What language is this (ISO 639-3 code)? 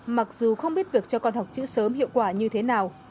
vie